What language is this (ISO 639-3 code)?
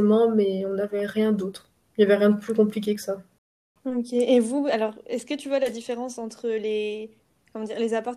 fra